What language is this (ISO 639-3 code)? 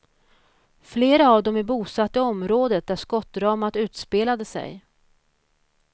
swe